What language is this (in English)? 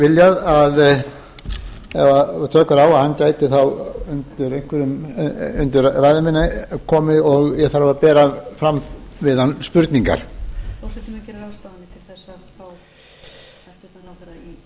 Icelandic